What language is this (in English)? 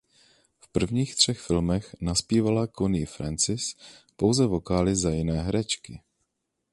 Czech